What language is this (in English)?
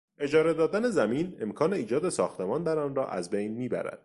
Persian